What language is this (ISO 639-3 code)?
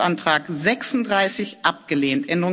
deu